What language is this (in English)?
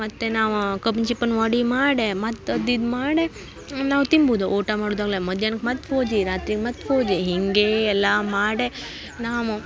Kannada